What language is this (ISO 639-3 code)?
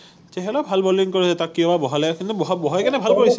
asm